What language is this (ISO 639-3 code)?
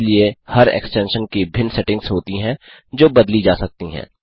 hin